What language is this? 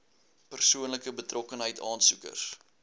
Afrikaans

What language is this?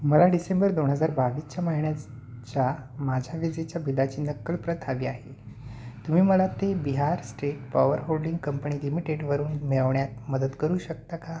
Marathi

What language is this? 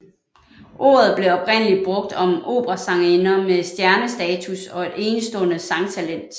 Danish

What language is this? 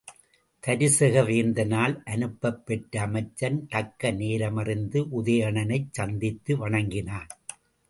Tamil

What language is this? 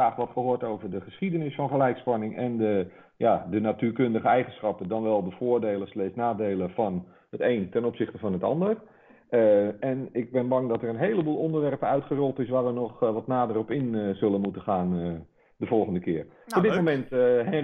Dutch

